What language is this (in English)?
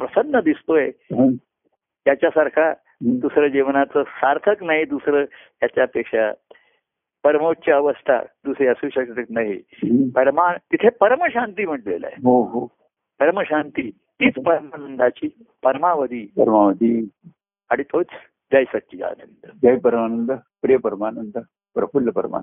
Marathi